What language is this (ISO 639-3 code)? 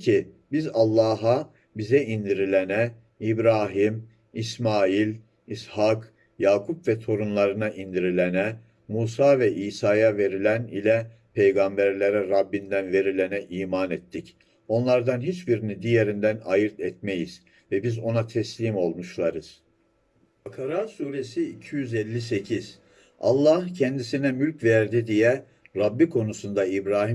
tur